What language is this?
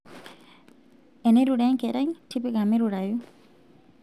Masai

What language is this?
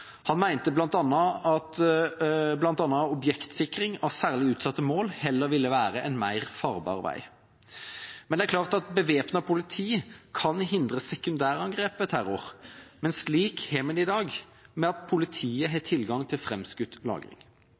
Norwegian Bokmål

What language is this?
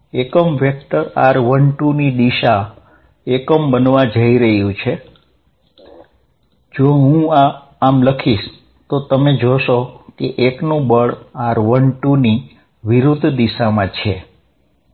Gujarati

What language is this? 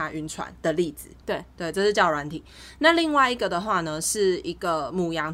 Chinese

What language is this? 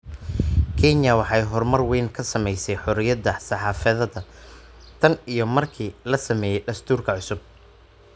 Somali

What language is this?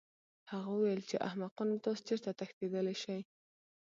Pashto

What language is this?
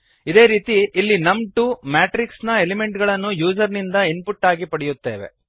Kannada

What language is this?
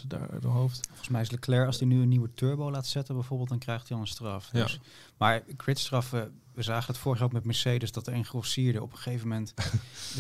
Dutch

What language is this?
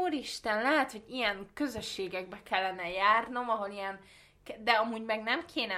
Hungarian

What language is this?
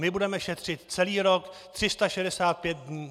Czech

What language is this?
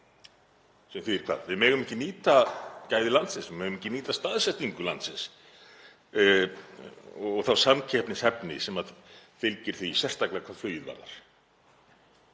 Icelandic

